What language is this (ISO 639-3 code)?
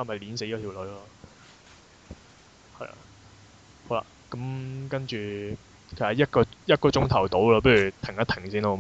zho